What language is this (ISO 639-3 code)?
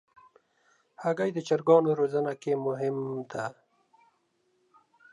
pus